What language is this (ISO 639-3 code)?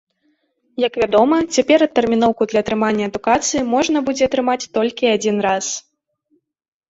bel